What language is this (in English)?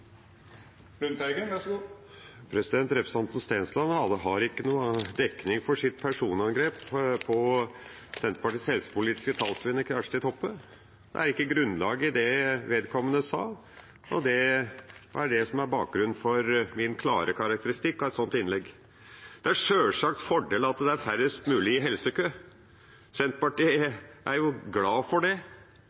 Norwegian